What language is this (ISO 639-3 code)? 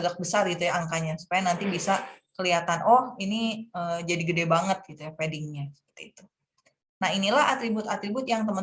ind